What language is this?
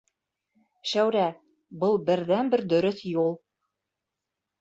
Bashkir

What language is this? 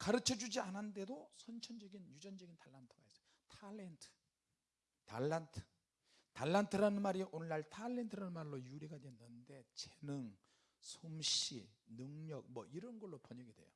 Korean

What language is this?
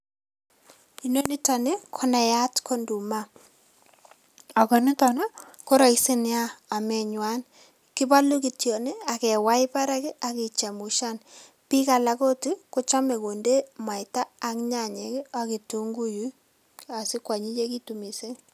Kalenjin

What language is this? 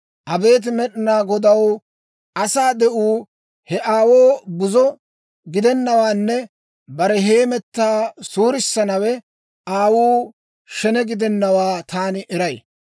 Dawro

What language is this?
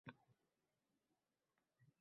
Uzbek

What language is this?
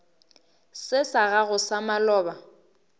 Northern Sotho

